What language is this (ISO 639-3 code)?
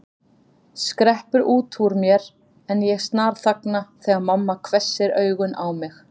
isl